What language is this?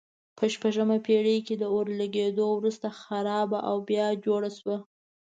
Pashto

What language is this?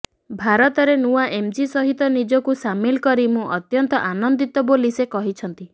Odia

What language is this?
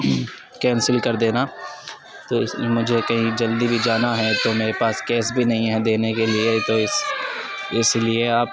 Urdu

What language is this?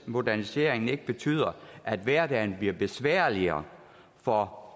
Danish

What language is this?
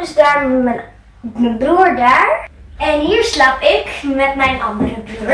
Dutch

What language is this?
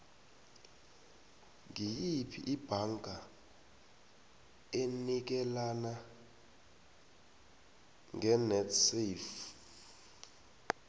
South Ndebele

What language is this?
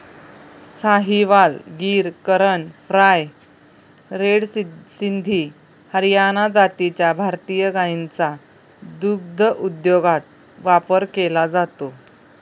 Marathi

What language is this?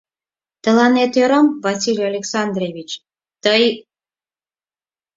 Mari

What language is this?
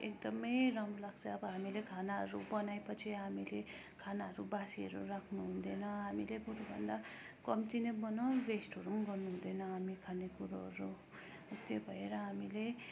Nepali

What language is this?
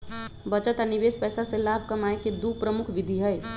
Magahi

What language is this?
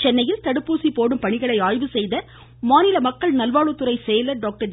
Tamil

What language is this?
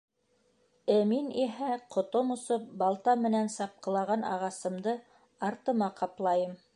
Bashkir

